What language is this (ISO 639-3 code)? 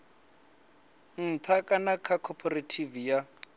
ven